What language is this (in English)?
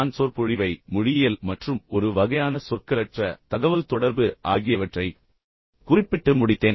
Tamil